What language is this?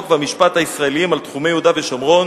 Hebrew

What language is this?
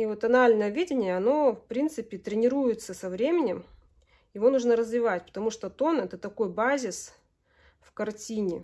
Russian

